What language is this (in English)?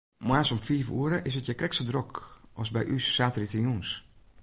Western Frisian